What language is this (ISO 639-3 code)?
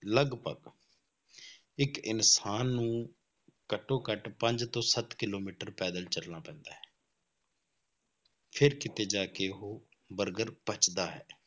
pan